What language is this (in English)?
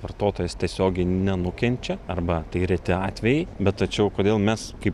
Lithuanian